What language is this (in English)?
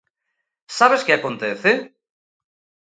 Galician